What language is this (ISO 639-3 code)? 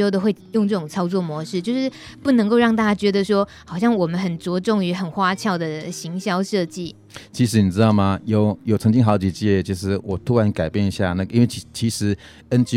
zho